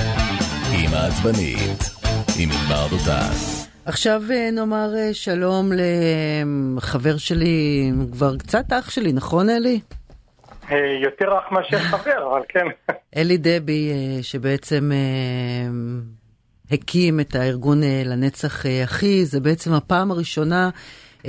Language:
Hebrew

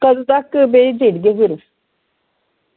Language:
Dogri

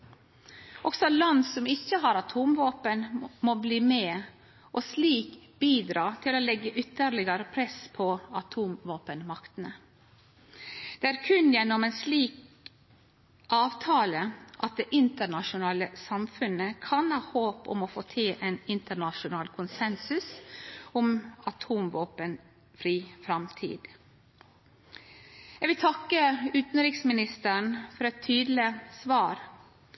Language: Norwegian Nynorsk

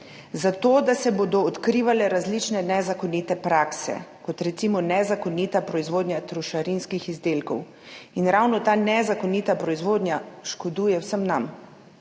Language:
Slovenian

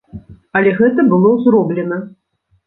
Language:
Belarusian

